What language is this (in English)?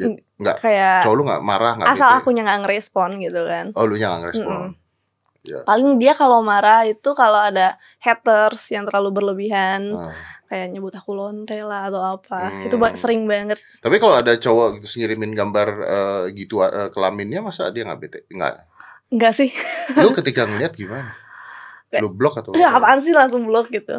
Indonesian